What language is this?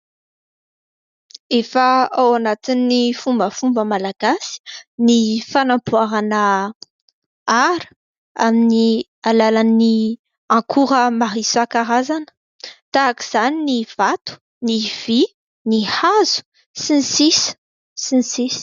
Malagasy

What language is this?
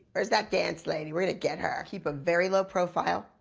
English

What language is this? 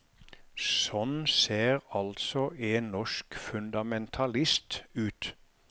Norwegian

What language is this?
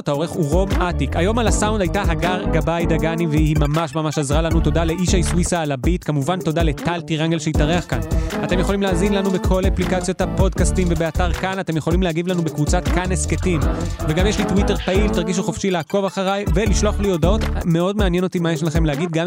Hebrew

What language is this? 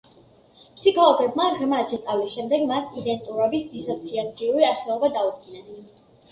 Georgian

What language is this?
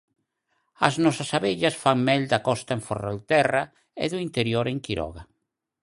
Galician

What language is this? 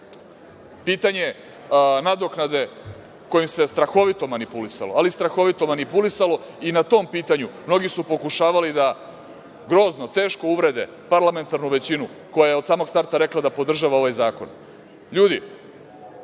Serbian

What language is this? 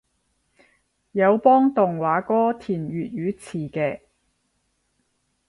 Cantonese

